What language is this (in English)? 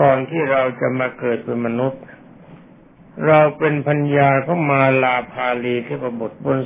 Thai